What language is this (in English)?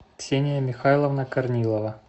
Russian